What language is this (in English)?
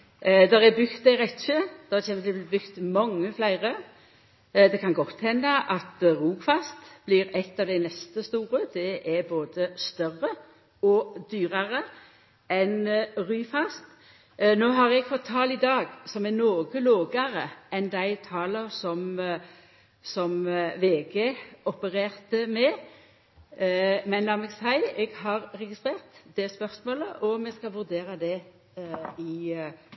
Norwegian Nynorsk